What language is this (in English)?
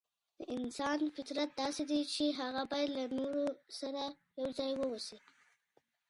Pashto